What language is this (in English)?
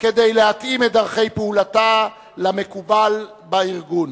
Hebrew